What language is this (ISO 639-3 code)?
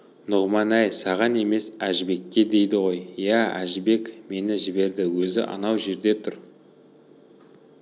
kaz